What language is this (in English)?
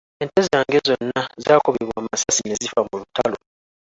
Ganda